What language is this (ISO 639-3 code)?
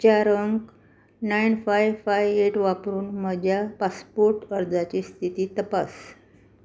kok